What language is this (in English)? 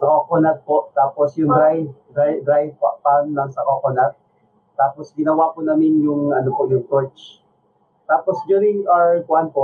Filipino